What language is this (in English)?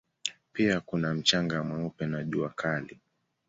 Swahili